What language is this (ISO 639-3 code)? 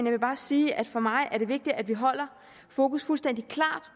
dan